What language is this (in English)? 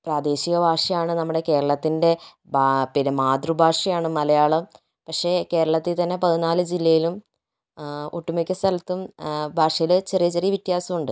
Malayalam